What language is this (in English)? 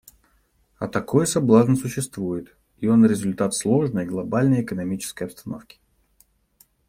Russian